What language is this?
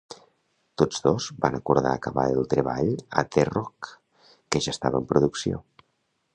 Catalan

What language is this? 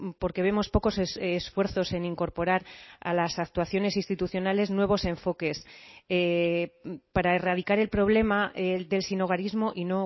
Spanish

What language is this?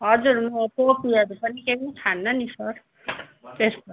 Nepali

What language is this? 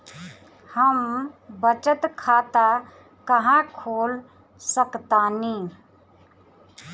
Bhojpuri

